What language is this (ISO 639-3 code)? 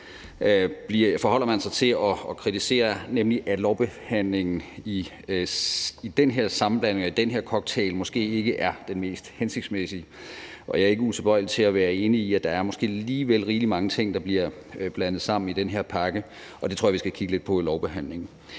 dan